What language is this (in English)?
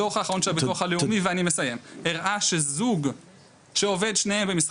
Hebrew